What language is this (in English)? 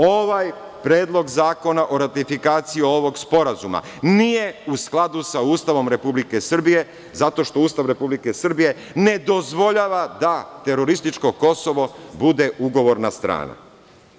Serbian